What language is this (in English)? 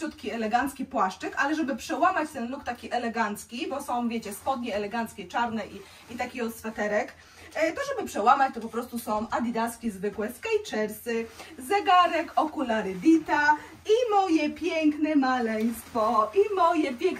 Polish